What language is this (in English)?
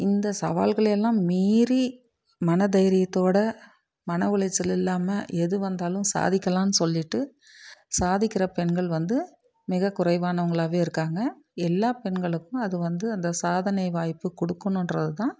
Tamil